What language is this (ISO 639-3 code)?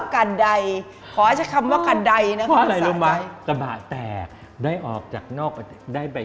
tha